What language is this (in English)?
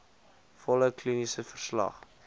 Afrikaans